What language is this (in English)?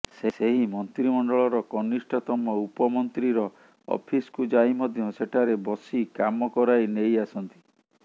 Odia